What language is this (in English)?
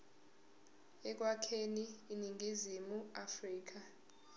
Zulu